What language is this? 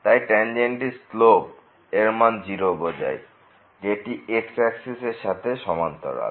Bangla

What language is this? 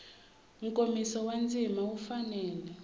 Tsonga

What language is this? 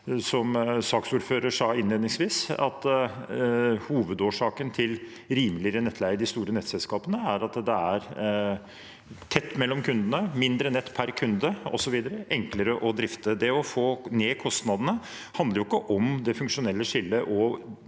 Norwegian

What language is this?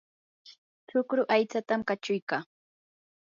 Yanahuanca Pasco Quechua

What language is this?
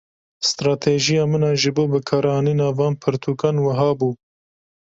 Kurdish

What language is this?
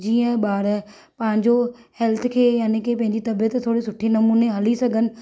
Sindhi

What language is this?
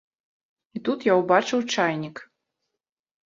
Belarusian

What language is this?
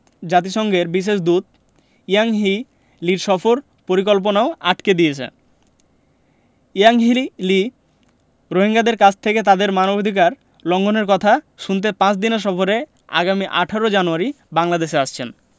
Bangla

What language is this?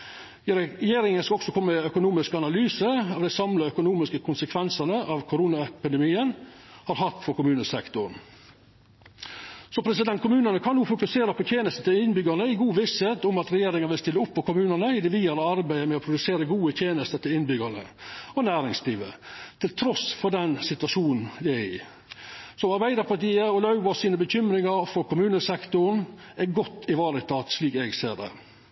Norwegian Nynorsk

